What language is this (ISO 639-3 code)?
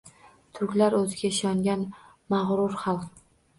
uzb